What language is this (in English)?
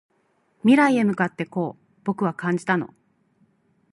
Japanese